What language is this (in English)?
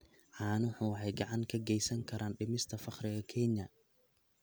Somali